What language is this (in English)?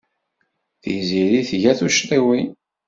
Kabyle